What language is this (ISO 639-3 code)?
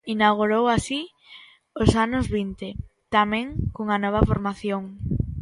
glg